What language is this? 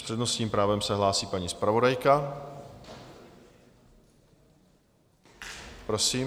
Czech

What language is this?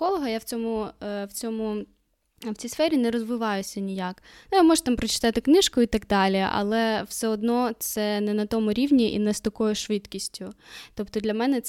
Ukrainian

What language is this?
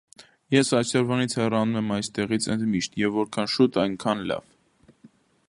Armenian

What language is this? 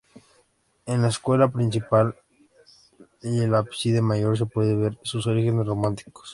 Spanish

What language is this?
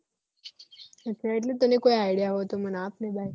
Gujarati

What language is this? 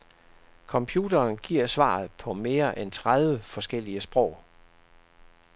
Danish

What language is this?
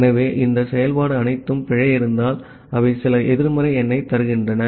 Tamil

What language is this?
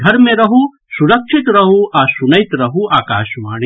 Maithili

